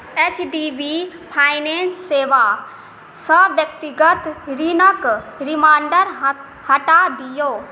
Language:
Maithili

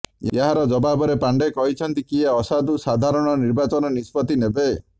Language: Odia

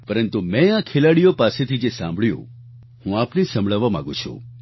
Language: Gujarati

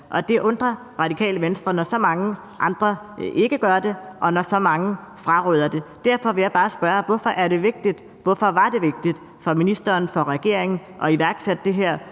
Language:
Danish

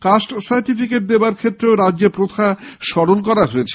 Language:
Bangla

